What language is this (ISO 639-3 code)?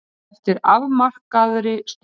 isl